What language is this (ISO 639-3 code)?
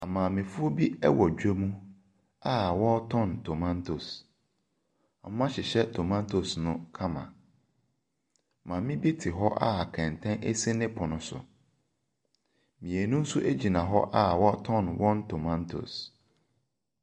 aka